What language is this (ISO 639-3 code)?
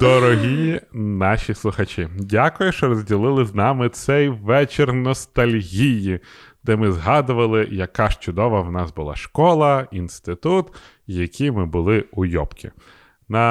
ukr